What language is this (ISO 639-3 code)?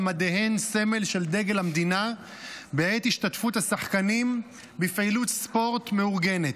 heb